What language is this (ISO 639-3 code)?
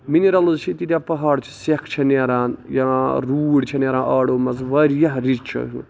kas